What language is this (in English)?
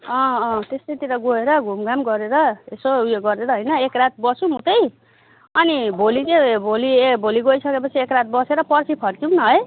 Nepali